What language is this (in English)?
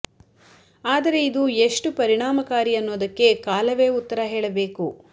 Kannada